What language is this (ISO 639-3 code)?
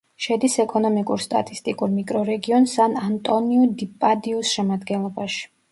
kat